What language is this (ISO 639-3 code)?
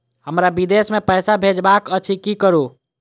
mai